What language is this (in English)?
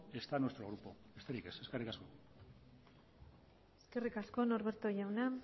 Basque